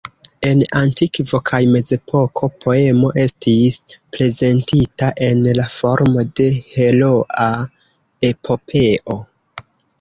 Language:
Esperanto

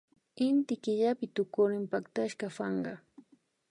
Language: Imbabura Highland Quichua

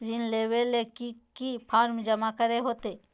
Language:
Magahi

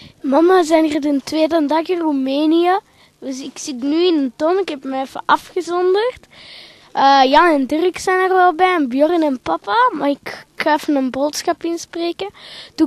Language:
Dutch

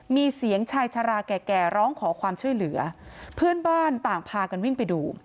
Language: Thai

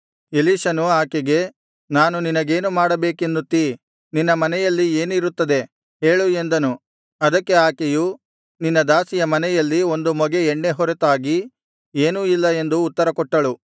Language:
Kannada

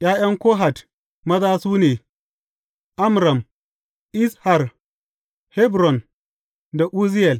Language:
Hausa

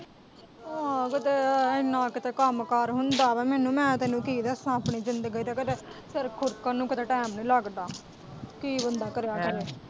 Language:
Punjabi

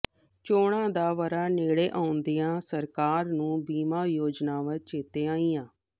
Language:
Punjabi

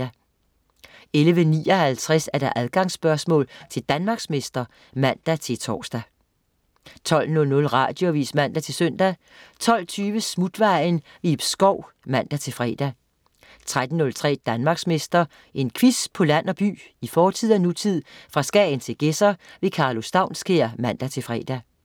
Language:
Danish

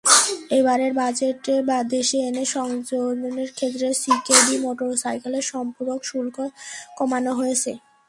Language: Bangla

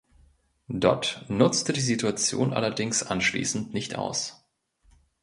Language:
German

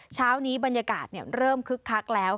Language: Thai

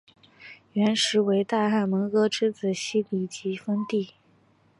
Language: Chinese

